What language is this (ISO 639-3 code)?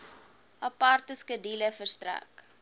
afr